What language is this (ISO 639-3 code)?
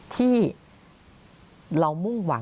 tha